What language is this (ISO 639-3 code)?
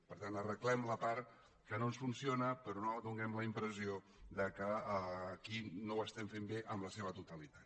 cat